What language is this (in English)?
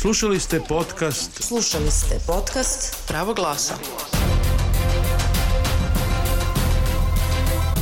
Croatian